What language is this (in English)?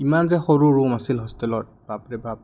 Assamese